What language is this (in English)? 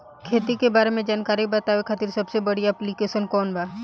Bhojpuri